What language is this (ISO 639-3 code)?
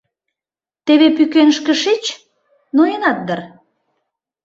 chm